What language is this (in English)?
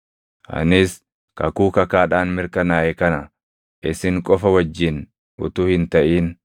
Oromo